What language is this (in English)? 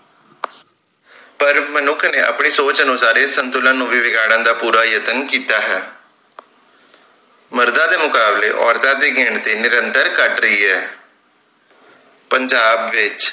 Punjabi